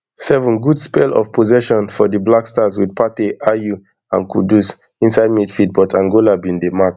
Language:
Nigerian Pidgin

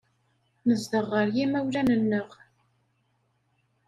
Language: Kabyle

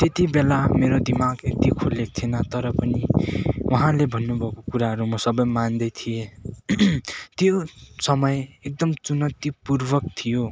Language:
Nepali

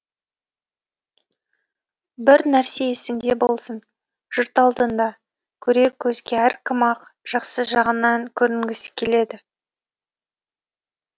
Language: Kazakh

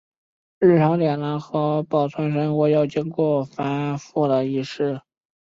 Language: Chinese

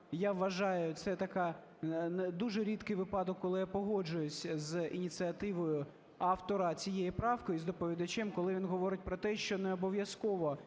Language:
Ukrainian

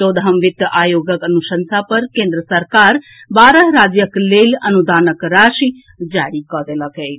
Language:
Maithili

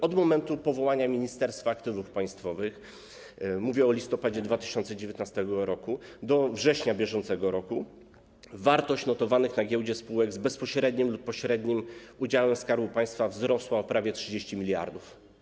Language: Polish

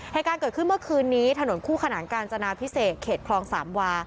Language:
Thai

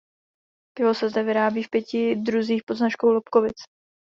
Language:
Czech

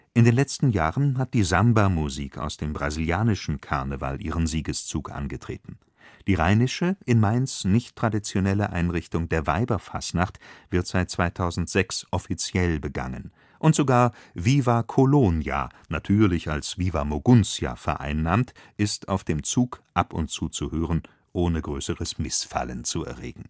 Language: German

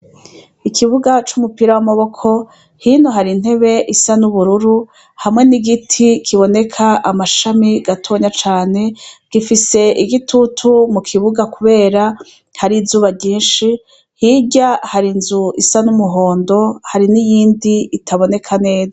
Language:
Rundi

